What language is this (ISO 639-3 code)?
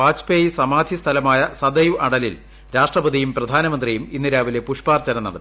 mal